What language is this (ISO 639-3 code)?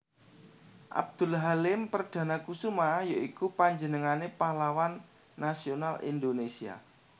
jav